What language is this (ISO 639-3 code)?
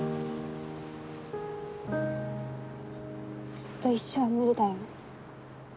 jpn